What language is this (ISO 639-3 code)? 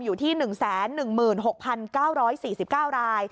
tha